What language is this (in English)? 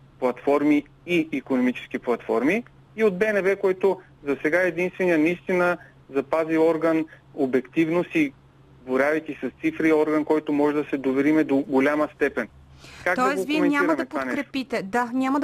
Bulgarian